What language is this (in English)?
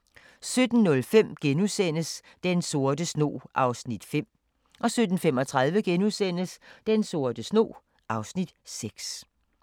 Danish